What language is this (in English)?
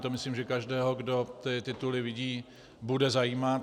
Czech